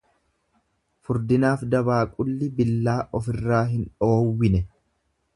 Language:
Oromo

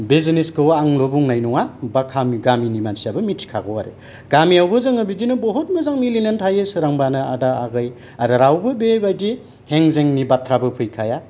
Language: Bodo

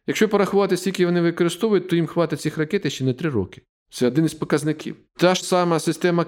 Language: Ukrainian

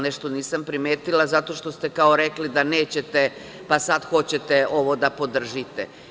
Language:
Serbian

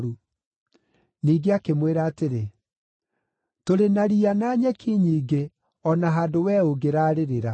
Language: Kikuyu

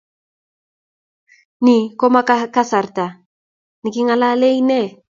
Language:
Kalenjin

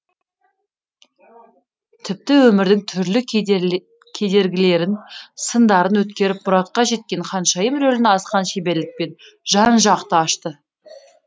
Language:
Kazakh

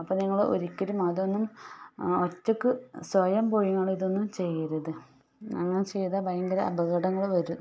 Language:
Malayalam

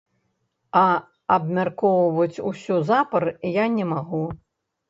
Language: Belarusian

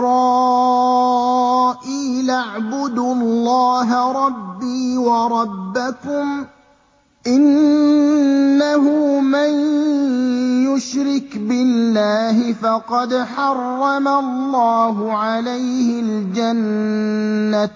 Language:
Arabic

